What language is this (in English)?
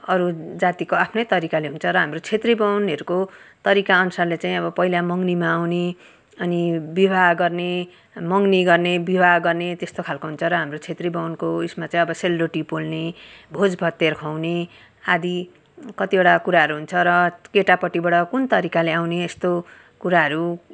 Nepali